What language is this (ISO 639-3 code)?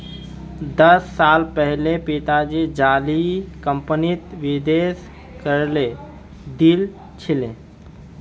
mag